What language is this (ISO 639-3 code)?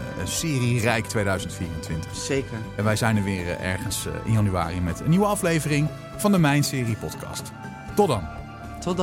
nld